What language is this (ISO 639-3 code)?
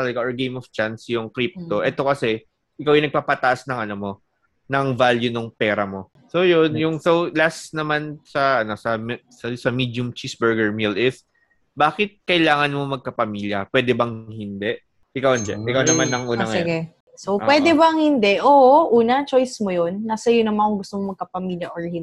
fil